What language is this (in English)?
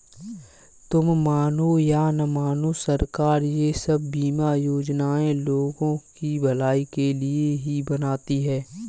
Hindi